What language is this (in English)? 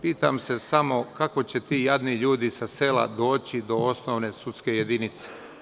Serbian